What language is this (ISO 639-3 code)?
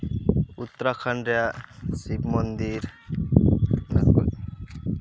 sat